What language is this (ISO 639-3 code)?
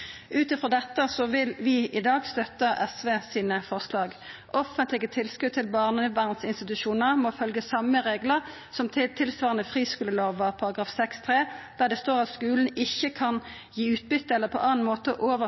nno